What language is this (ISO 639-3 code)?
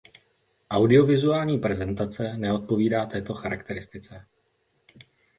ces